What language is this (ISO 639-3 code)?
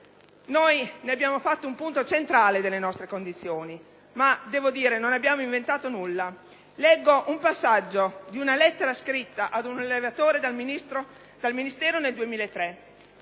ita